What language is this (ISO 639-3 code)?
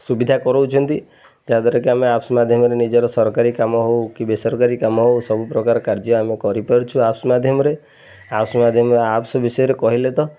ori